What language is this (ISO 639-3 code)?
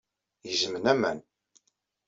kab